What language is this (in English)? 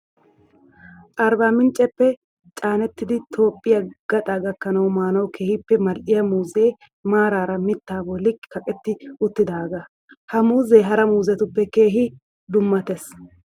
Wolaytta